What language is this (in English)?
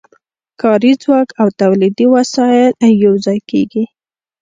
Pashto